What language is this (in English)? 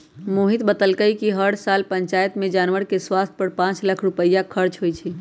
Magahi